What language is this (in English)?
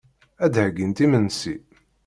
Kabyle